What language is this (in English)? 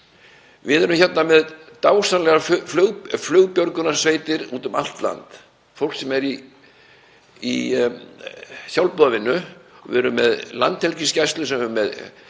Icelandic